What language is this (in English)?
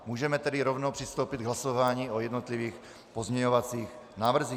Czech